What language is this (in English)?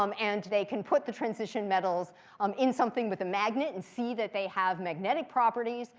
English